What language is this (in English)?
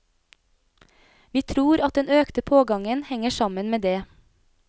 Norwegian